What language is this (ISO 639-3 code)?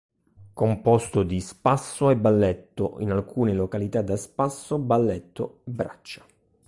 ita